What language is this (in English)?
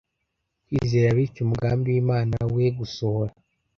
Kinyarwanda